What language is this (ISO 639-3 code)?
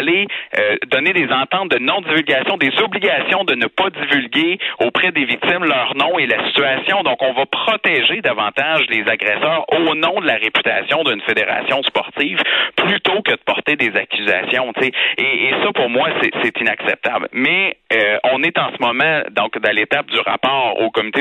fra